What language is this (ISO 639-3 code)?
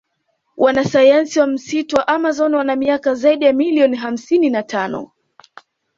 swa